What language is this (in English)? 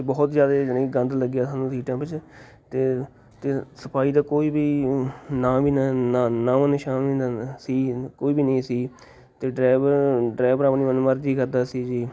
Punjabi